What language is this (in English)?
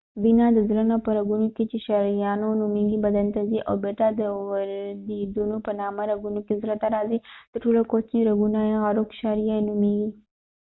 Pashto